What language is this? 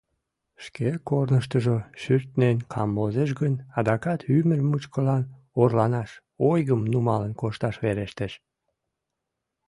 Mari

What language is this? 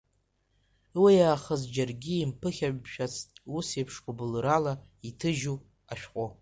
Abkhazian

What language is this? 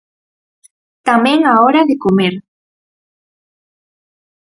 Galician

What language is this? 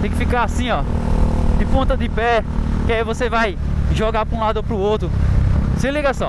Portuguese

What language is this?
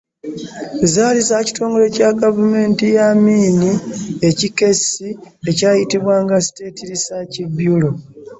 Ganda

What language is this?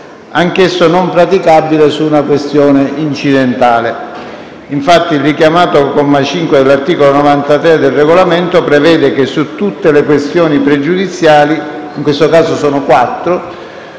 Italian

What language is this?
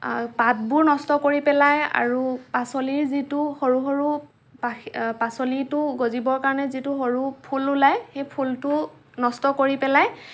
Assamese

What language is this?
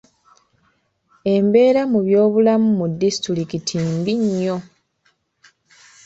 Ganda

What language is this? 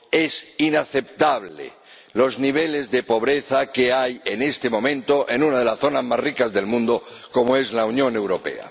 Spanish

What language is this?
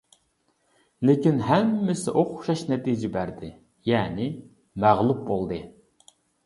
Uyghur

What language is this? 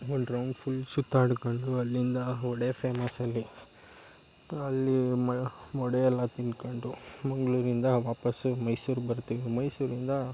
Kannada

